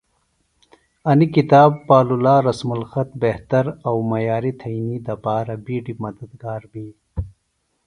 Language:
Phalura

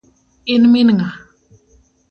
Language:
Luo (Kenya and Tanzania)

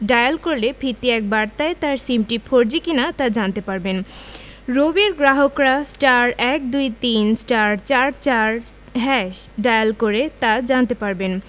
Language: Bangla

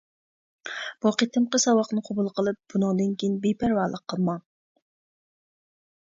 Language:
Uyghur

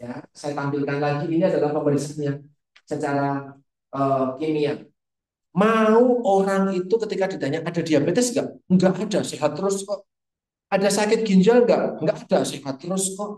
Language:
Indonesian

